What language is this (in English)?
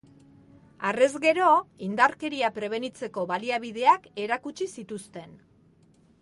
Basque